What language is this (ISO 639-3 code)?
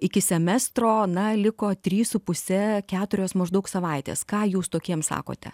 lit